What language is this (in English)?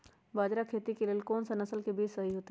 Magahi